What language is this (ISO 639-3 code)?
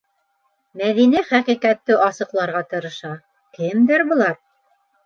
bak